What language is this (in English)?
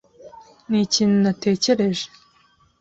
Kinyarwanda